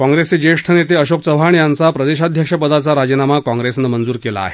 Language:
Marathi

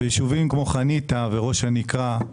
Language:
Hebrew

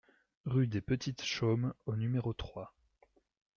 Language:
French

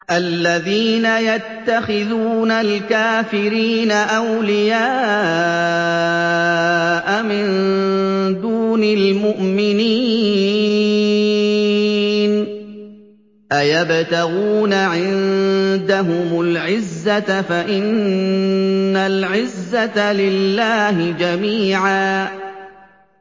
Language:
Arabic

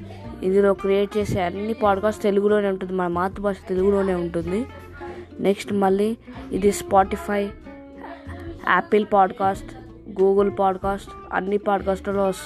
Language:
Telugu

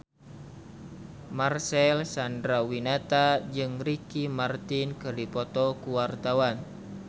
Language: Sundanese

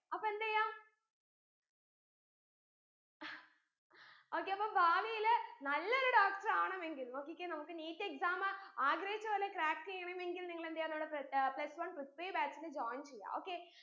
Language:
Malayalam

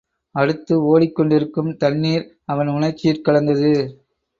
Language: Tamil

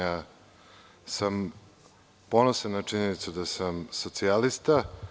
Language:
Serbian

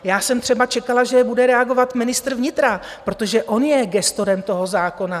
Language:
Czech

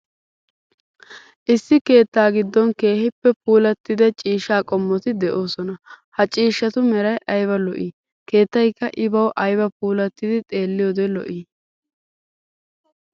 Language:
Wolaytta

